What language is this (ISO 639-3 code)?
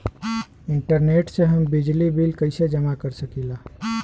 bho